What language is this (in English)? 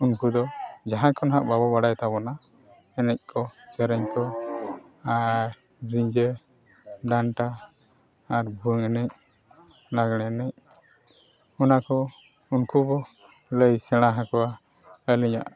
Santali